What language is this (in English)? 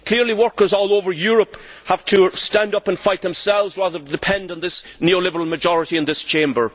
English